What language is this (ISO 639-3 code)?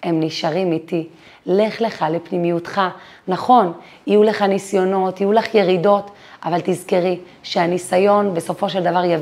heb